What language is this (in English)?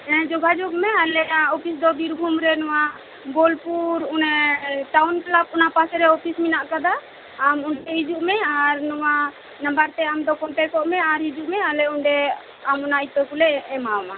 Santali